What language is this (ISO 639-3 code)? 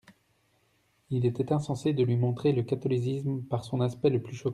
fra